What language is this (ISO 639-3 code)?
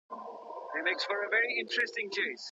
pus